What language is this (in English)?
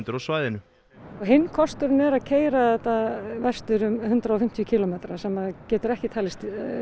Icelandic